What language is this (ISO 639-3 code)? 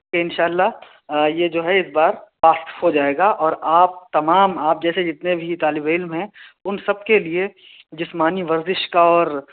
urd